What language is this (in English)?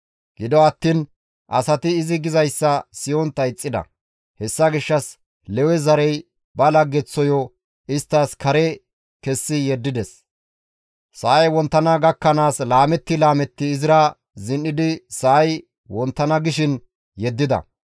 Gamo